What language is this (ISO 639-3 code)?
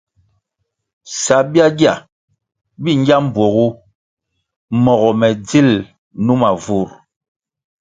nmg